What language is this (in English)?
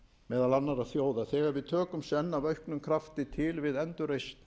Icelandic